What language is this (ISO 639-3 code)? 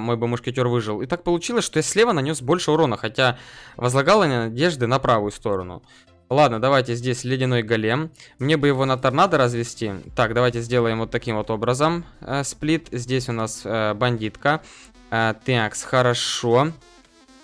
rus